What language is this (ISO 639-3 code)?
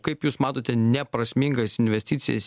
lit